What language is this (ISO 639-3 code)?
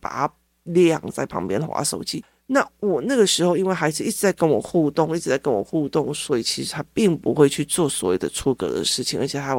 zho